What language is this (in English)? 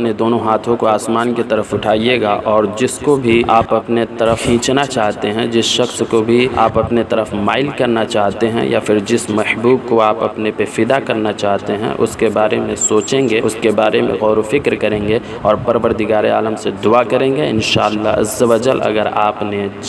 Hindi